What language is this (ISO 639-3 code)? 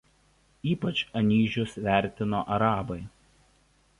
lit